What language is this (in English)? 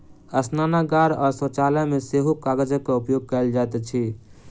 Maithili